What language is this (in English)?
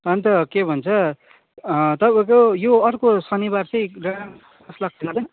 Nepali